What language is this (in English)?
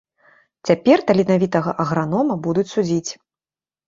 Belarusian